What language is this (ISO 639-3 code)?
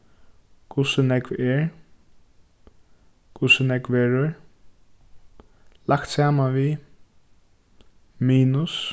fao